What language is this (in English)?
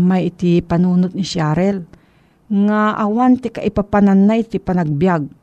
Filipino